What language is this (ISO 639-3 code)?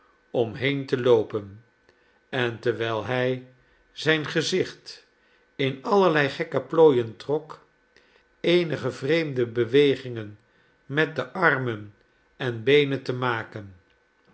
nld